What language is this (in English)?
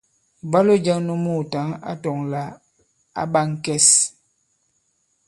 Bankon